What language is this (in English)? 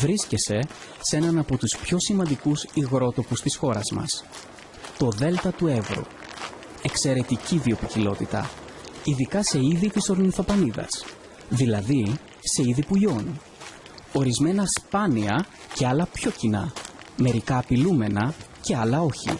Greek